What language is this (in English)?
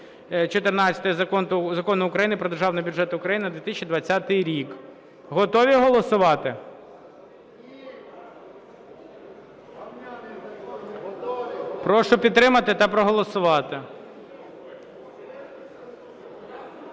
Ukrainian